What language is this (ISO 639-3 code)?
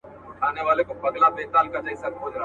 pus